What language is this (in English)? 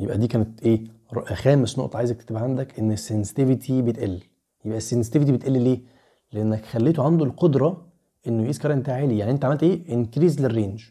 Arabic